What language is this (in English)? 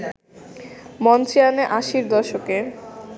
Bangla